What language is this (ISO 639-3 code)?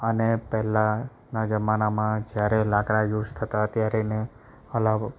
guj